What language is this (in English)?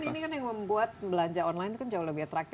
Indonesian